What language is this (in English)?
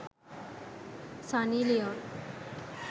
Sinhala